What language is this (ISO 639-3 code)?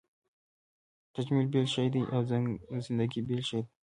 pus